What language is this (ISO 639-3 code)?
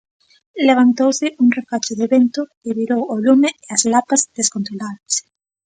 glg